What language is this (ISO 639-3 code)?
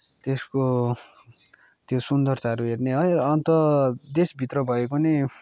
nep